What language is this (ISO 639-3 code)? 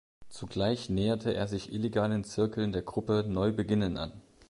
deu